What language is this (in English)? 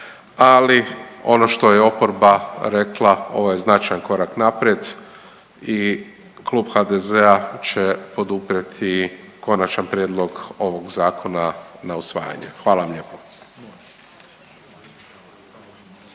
Croatian